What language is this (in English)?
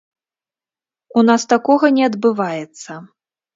Belarusian